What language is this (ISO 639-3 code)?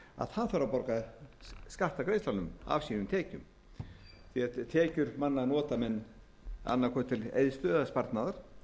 isl